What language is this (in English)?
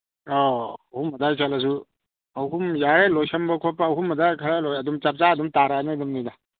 Manipuri